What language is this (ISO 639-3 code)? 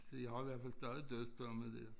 dan